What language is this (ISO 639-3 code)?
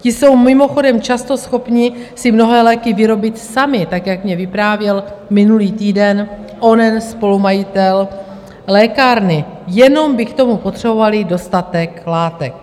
ces